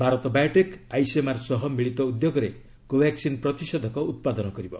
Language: Odia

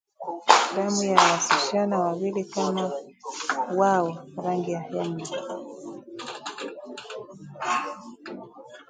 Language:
Swahili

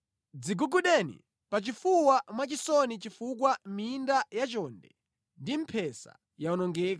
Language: Nyanja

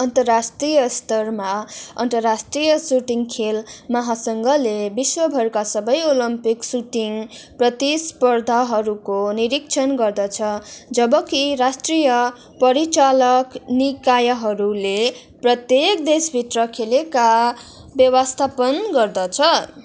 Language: Nepali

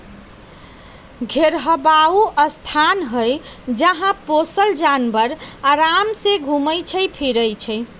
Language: Magahi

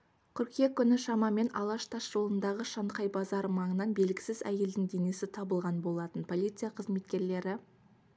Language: Kazakh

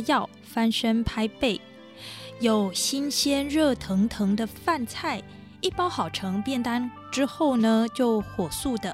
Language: Chinese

